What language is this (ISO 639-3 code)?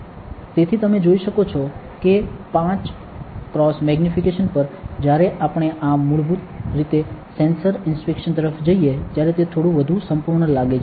guj